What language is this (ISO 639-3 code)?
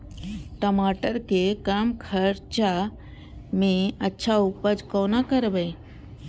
mai